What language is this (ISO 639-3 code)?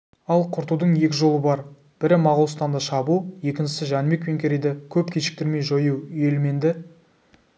kaz